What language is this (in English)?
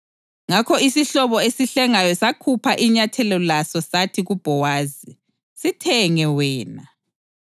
North Ndebele